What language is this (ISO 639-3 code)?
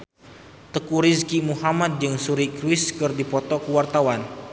sun